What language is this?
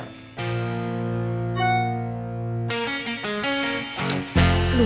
Indonesian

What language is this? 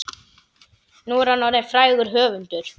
Icelandic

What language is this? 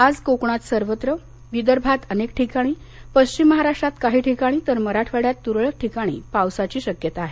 Marathi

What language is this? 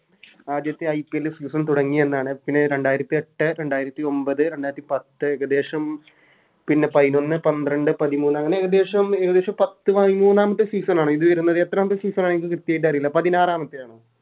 Malayalam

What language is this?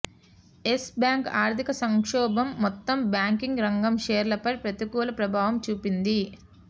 Telugu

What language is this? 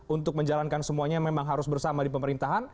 Indonesian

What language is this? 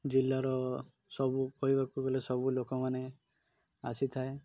Odia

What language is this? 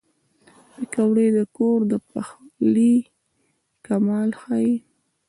Pashto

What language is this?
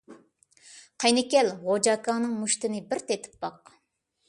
Uyghur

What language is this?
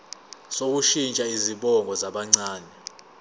Zulu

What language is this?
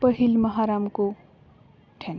Santali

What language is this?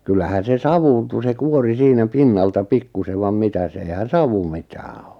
Finnish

